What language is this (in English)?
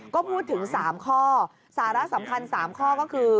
Thai